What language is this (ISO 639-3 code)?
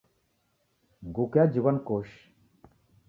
dav